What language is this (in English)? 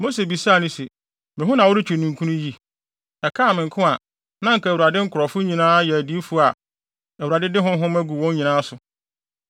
Akan